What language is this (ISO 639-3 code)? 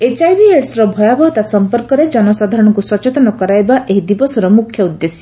ori